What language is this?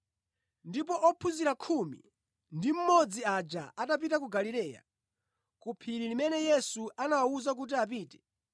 Nyanja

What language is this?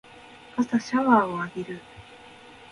Japanese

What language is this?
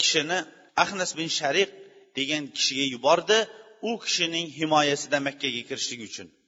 Bulgarian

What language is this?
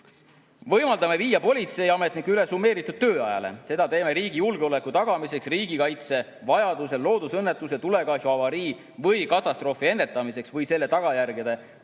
Estonian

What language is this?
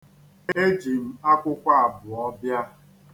Igbo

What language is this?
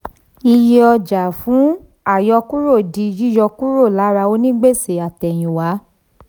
Yoruba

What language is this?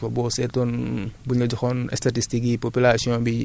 Wolof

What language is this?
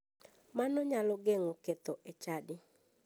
Luo (Kenya and Tanzania)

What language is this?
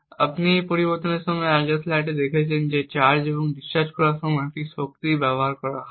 Bangla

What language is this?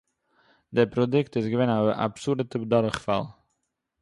Yiddish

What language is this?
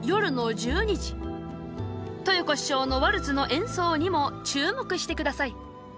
Japanese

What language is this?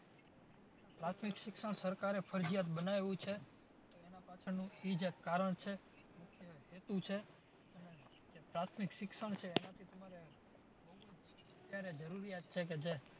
Gujarati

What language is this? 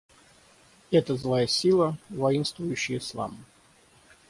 Russian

